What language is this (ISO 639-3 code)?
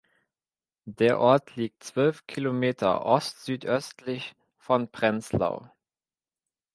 deu